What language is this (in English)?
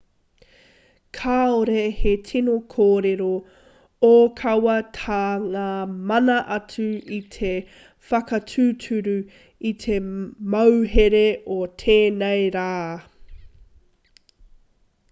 Māori